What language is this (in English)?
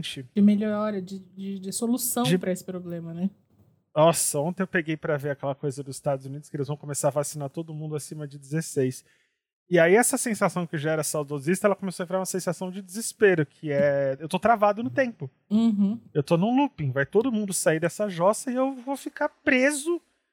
Portuguese